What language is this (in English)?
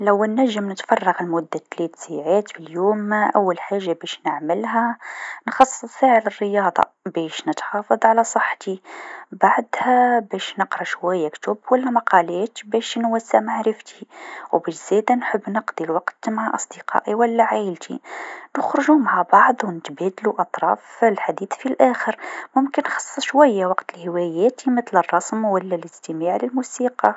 Tunisian Arabic